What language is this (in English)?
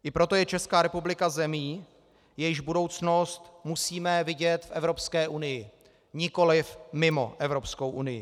Czech